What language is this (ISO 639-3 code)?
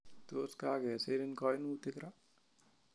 kln